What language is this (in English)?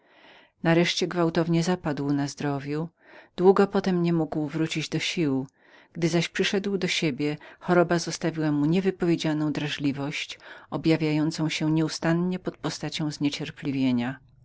Polish